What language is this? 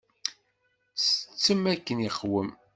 Kabyle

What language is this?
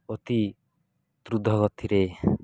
Odia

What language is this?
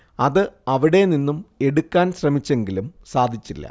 Malayalam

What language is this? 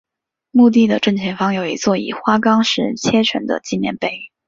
Chinese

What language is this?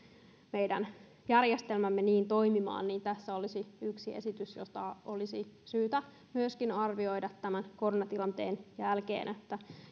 Finnish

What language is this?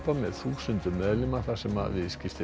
Icelandic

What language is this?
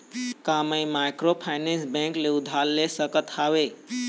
Chhattisgarhi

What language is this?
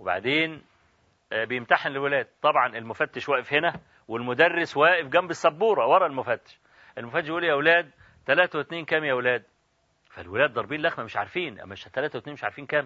Arabic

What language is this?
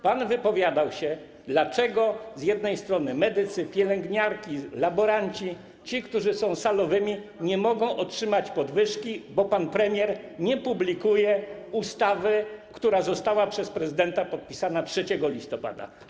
Polish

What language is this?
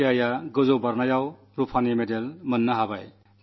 Malayalam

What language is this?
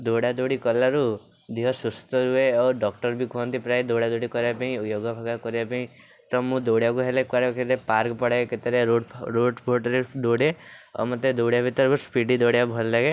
Odia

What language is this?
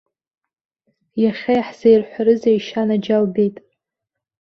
Abkhazian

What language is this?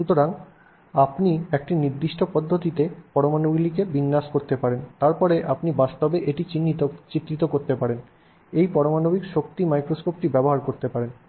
Bangla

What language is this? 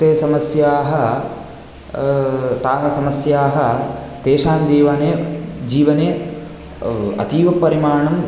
Sanskrit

